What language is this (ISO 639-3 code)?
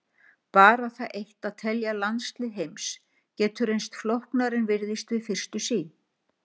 isl